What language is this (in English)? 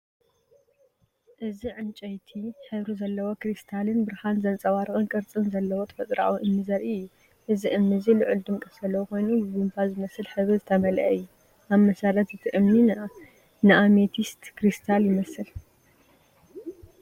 Tigrinya